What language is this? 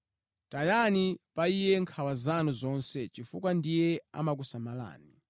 Nyanja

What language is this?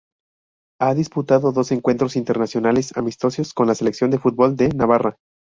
Spanish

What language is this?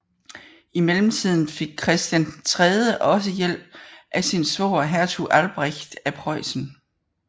Danish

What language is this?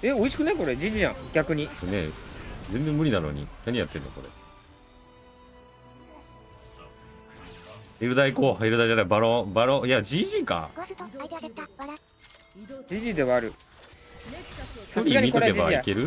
Japanese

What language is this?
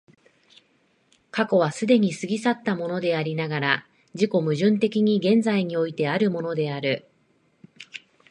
Japanese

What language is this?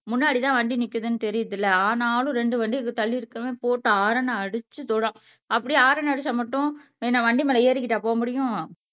Tamil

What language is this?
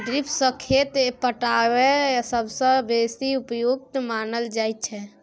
Maithili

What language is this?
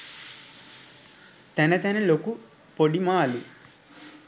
Sinhala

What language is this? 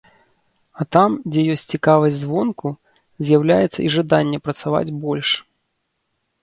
Belarusian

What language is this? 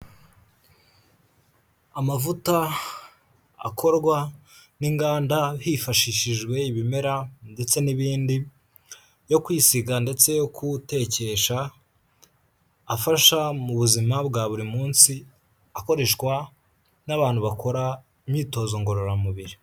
Kinyarwanda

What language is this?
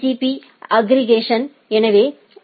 Tamil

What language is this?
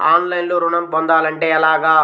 Telugu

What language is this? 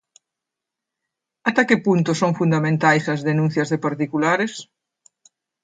Galician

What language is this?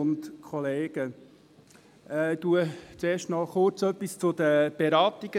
Swiss German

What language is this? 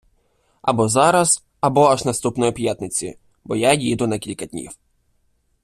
Ukrainian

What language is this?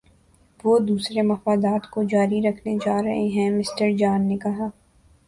Urdu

